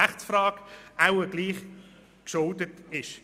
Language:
Swiss German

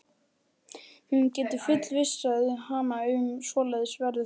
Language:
Icelandic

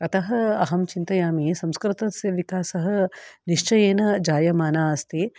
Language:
Sanskrit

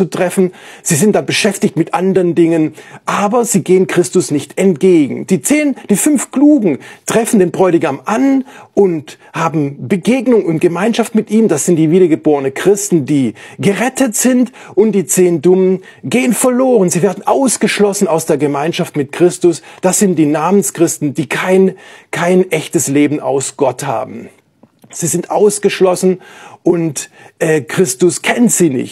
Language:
German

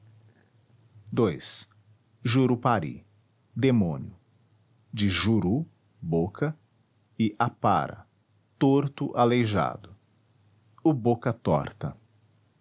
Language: Portuguese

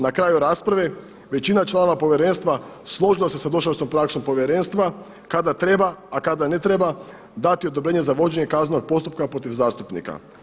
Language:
Croatian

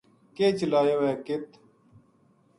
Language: Gujari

